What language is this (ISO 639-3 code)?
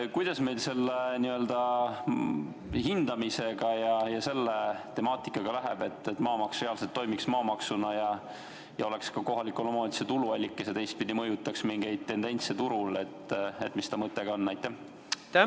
est